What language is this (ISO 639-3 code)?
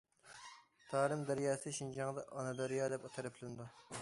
uig